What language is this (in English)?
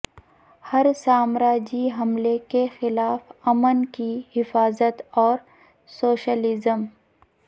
Urdu